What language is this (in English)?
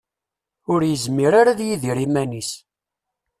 Kabyle